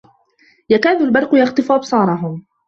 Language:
Arabic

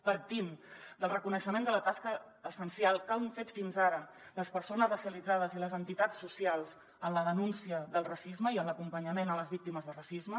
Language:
Catalan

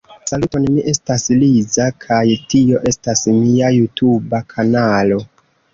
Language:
Esperanto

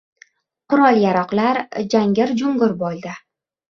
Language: Uzbek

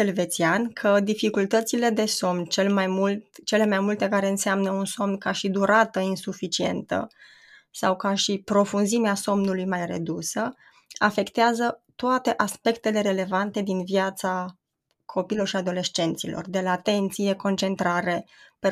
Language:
Romanian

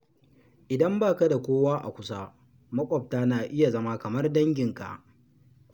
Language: Hausa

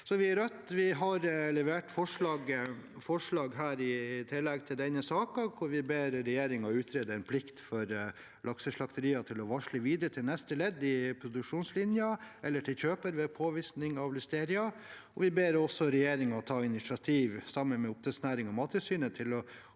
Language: Norwegian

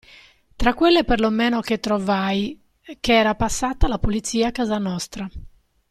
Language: Italian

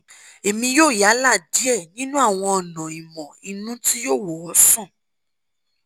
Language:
Yoruba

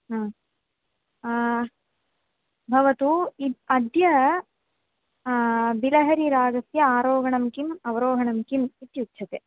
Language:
Sanskrit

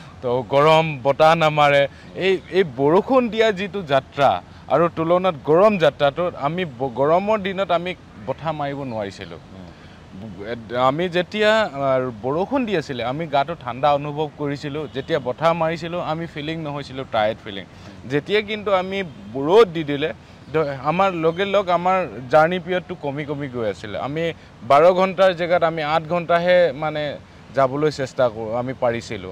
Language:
Bangla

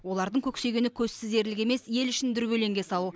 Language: Kazakh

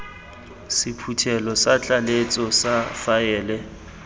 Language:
Tswana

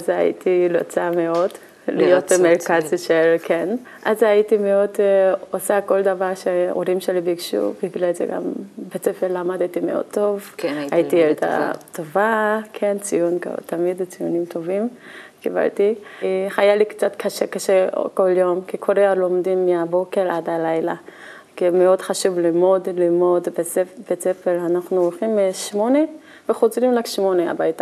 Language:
Hebrew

